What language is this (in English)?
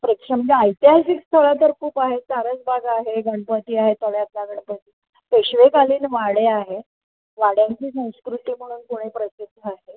Marathi